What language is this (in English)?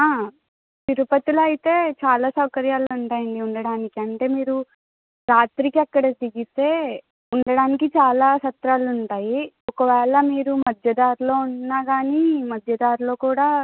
Telugu